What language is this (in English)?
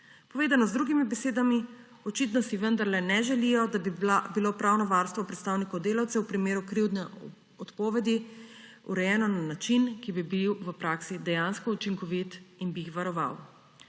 Slovenian